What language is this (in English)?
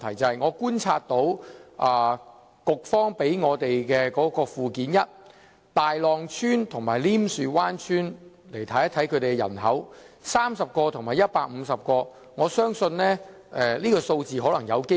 Cantonese